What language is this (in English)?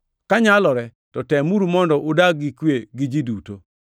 Luo (Kenya and Tanzania)